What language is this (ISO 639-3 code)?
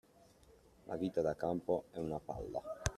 ita